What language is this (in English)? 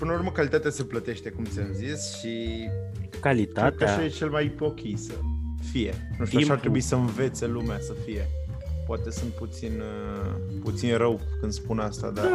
Romanian